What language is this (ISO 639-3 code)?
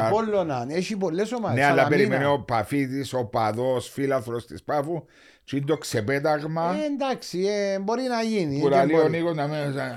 ell